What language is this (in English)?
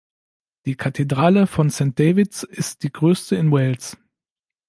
German